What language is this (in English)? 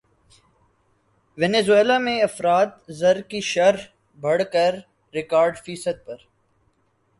Urdu